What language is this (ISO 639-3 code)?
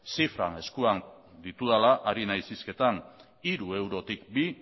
eus